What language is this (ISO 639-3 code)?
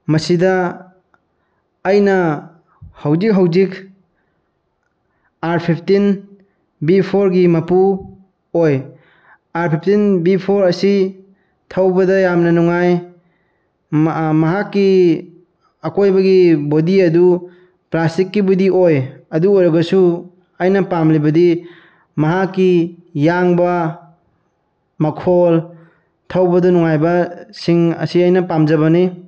mni